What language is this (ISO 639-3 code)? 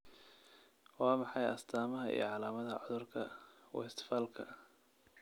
som